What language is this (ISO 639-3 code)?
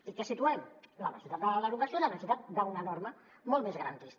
cat